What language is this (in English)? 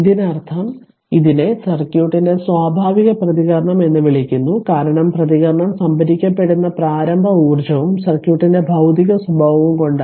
Malayalam